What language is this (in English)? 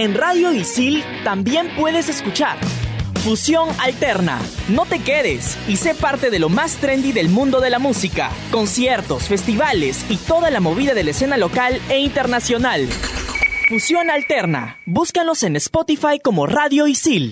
Spanish